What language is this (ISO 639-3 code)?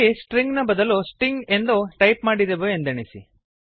kan